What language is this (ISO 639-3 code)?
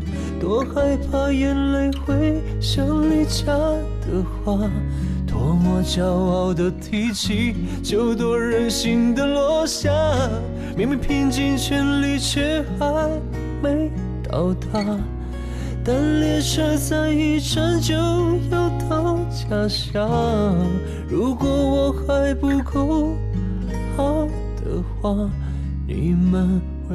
tha